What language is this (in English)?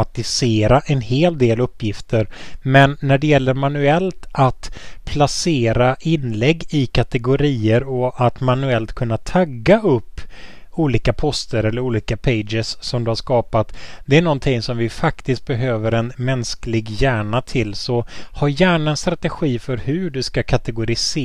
Swedish